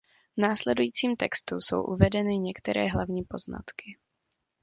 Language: Czech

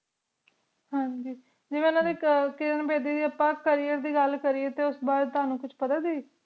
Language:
Punjabi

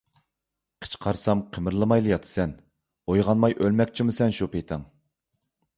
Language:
Uyghur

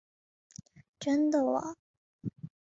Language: Chinese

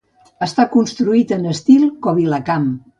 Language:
Catalan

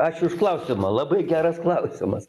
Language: Lithuanian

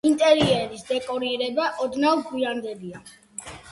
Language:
Georgian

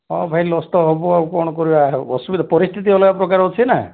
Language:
Odia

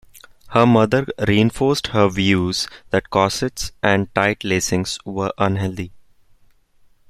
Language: English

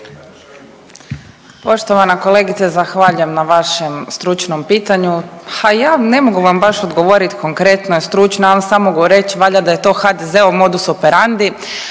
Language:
Croatian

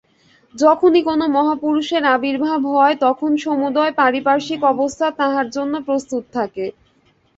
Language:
Bangla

